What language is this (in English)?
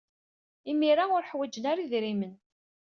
Kabyle